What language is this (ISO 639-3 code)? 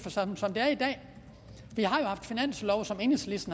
dan